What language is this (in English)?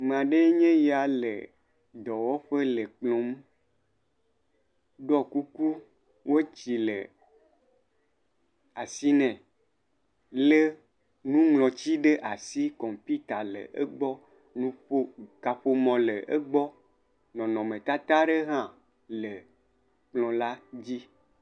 Ewe